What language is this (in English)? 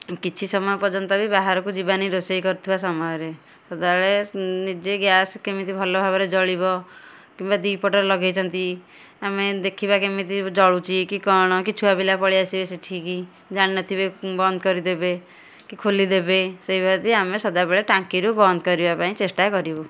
Odia